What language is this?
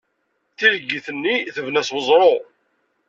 Kabyle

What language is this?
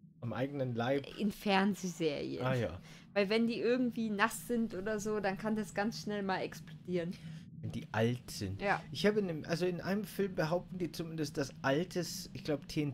German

